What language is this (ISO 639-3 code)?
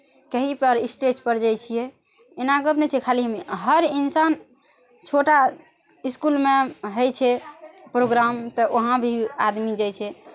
mai